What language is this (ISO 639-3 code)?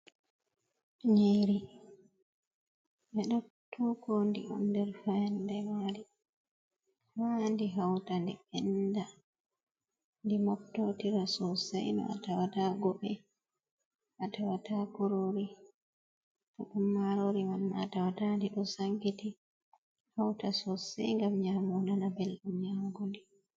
ful